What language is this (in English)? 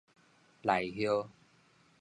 Min Nan Chinese